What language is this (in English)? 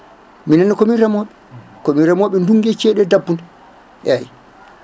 Fula